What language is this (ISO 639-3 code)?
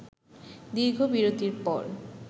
ben